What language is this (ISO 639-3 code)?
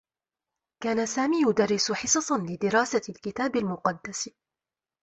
ara